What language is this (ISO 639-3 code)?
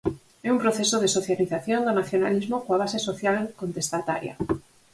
glg